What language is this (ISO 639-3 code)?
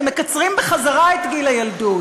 heb